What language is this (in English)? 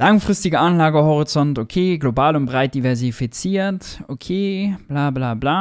German